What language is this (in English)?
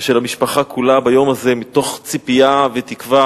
Hebrew